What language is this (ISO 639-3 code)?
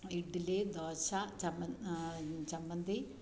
mal